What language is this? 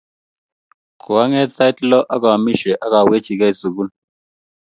Kalenjin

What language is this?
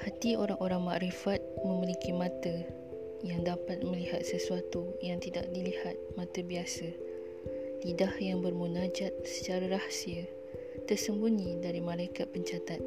Malay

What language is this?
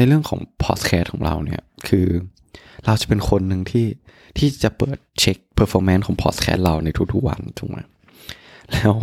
Thai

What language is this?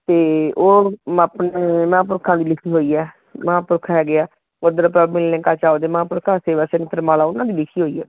Punjabi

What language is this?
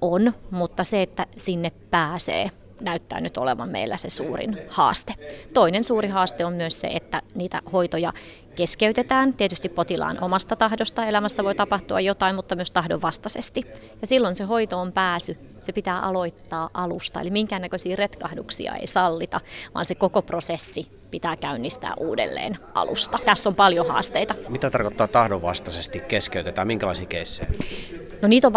Finnish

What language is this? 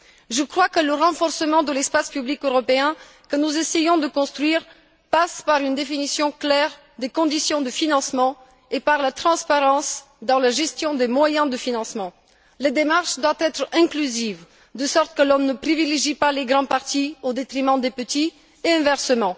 French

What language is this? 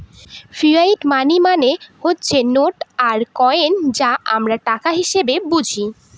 Bangla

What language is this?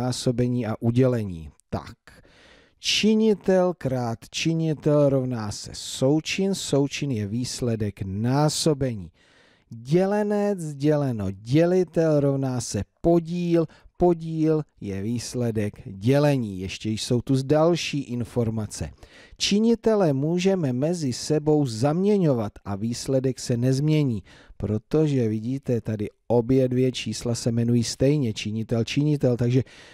Czech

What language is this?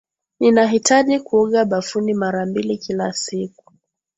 Swahili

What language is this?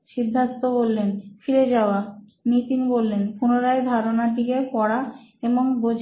Bangla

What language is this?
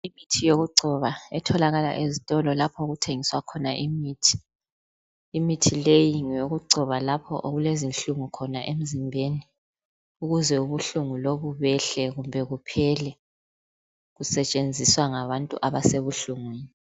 North Ndebele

